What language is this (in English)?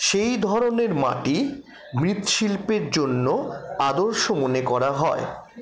Bangla